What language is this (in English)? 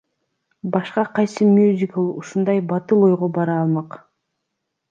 Kyrgyz